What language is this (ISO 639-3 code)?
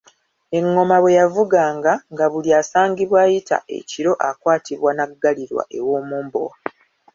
lug